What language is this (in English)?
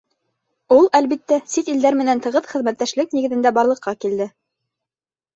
Bashkir